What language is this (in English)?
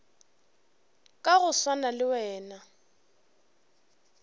Northern Sotho